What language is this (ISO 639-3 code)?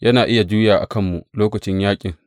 hau